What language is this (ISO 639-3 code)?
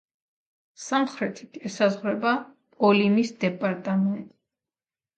kat